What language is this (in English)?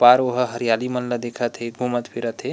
Chhattisgarhi